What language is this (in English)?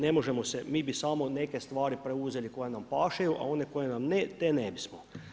Croatian